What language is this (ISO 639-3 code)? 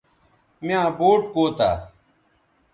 btv